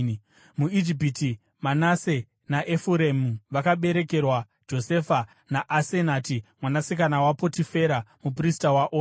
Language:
Shona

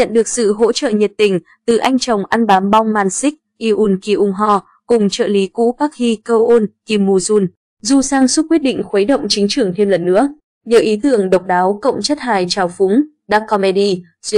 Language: Vietnamese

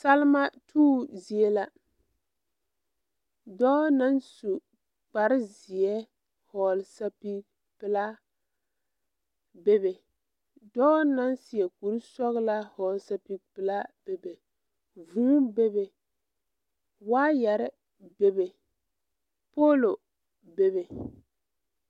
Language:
Southern Dagaare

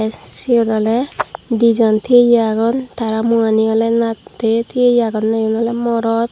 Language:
Chakma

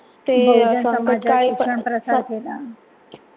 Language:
Marathi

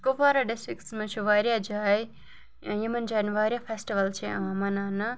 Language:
Kashmiri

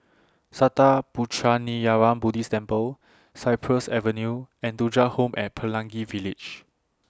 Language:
English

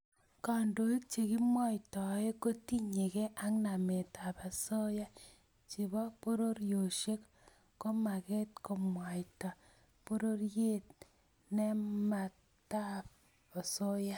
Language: Kalenjin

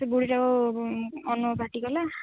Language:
Odia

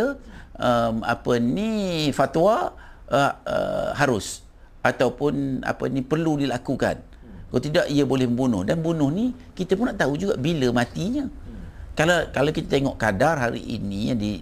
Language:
Malay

